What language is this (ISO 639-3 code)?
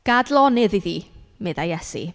cym